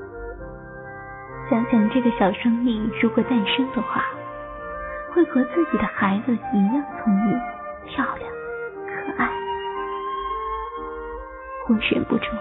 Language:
Chinese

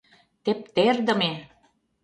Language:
Mari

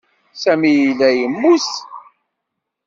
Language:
Kabyle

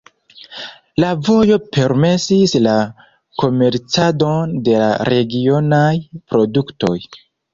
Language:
Esperanto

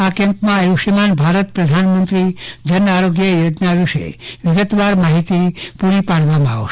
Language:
Gujarati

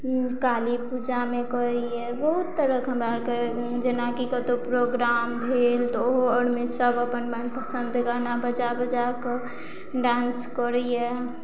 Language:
Maithili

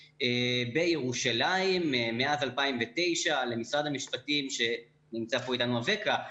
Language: Hebrew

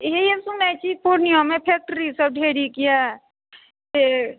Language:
Maithili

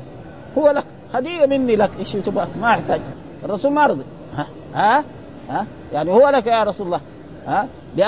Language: Arabic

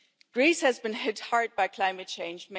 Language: English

